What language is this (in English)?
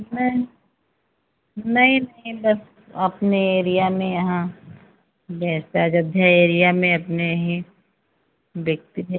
Hindi